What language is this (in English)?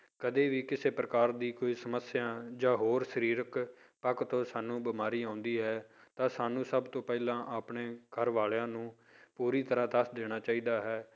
Punjabi